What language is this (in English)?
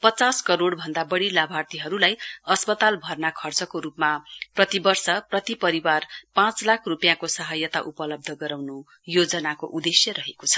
Nepali